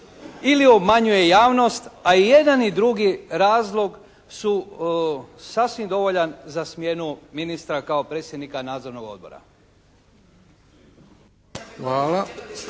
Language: Croatian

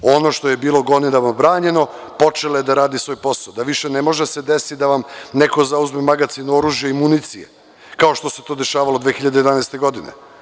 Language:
Serbian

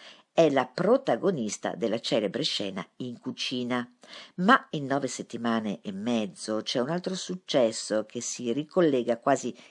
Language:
Italian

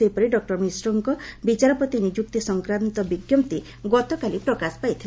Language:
Odia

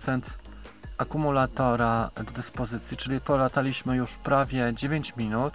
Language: Polish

